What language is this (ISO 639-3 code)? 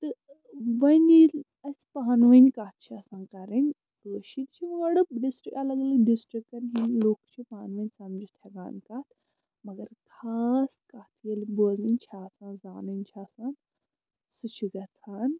kas